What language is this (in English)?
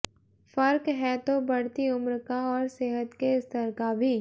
Hindi